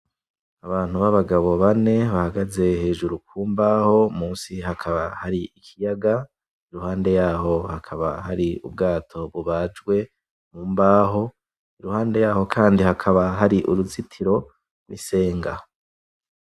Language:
Rundi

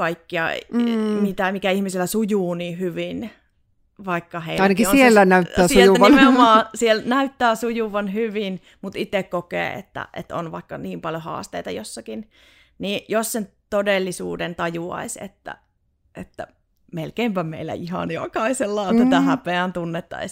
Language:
Finnish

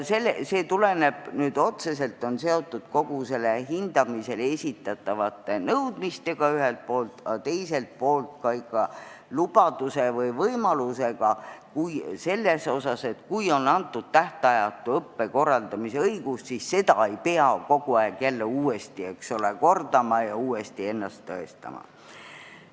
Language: Estonian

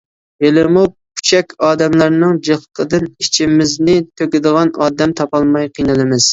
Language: Uyghur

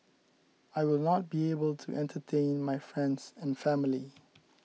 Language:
English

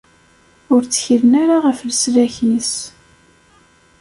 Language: Kabyle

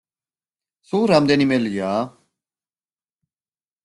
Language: Georgian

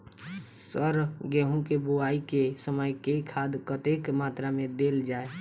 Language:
Maithili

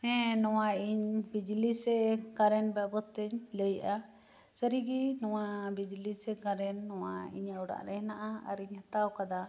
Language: Santali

